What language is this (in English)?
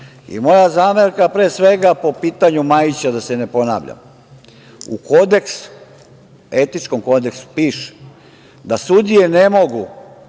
Serbian